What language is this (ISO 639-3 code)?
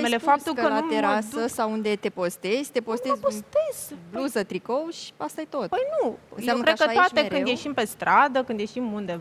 ron